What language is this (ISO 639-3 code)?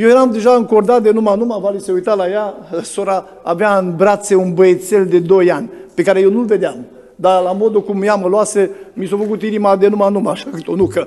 ron